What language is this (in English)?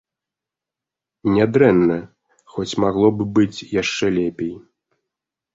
Belarusian